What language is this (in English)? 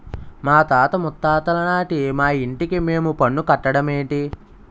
Telugu